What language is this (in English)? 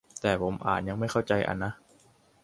Thai